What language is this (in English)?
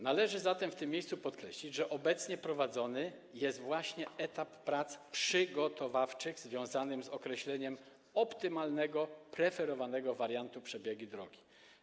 Polish